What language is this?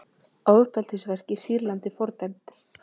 Icelandic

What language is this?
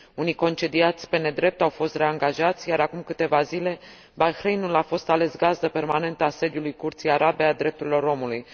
Romanian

